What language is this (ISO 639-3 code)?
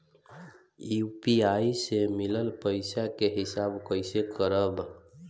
bho